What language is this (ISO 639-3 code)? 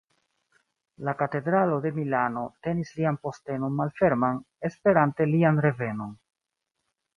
epo